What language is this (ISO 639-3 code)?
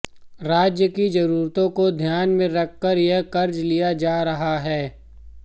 hin